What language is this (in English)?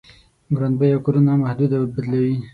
Pashto